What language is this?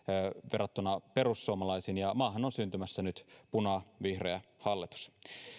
Finnish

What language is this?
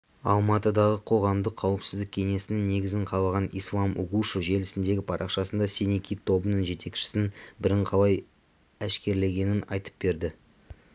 Kazakh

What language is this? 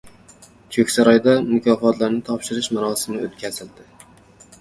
Uzbek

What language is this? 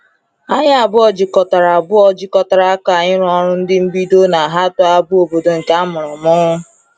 Igbo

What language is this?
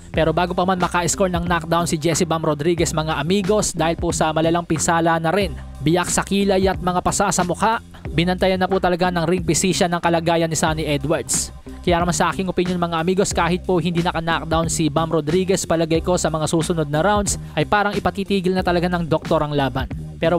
Filipino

